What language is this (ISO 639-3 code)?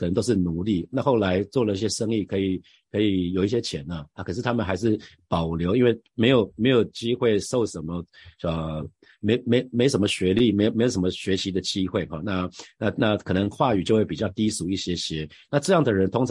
zho